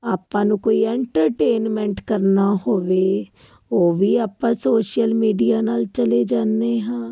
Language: Punjabi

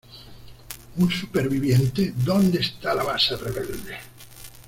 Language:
Spanish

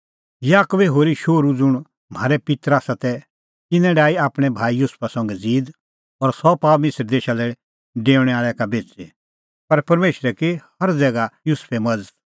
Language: Kullu Pahari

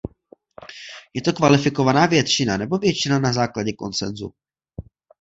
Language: Czech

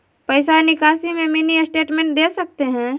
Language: Magahi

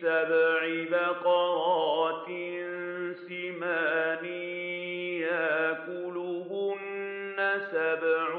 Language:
Arabic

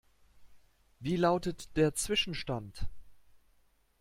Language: German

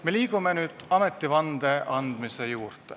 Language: Estonian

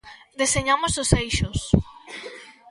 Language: Galician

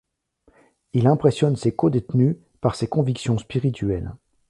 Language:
French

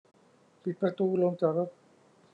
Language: Thai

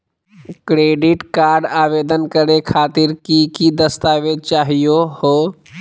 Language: Magahi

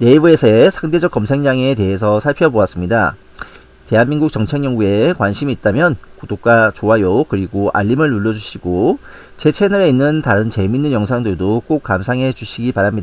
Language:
Korean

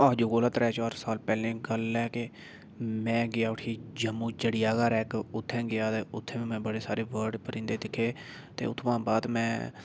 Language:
Dogri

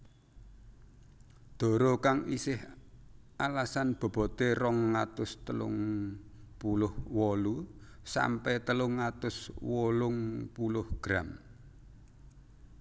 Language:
Javanese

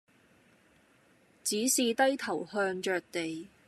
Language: Cantonese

